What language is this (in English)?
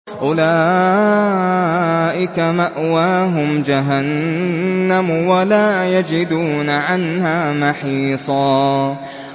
Arabic